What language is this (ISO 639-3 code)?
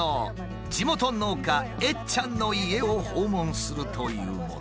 jpn